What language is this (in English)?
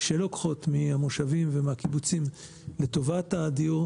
Hebrew